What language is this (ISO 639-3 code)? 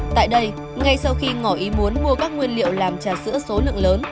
vie